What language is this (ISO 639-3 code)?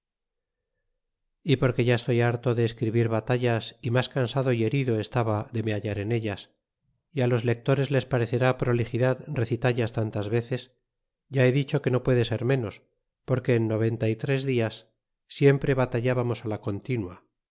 spa